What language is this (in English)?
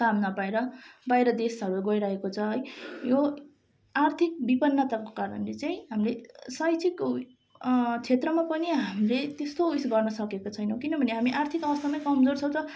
Nepali